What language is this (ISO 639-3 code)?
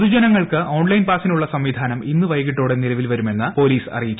mal